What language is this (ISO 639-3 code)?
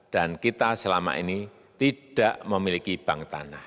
ind